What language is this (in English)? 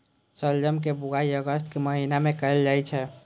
Maithili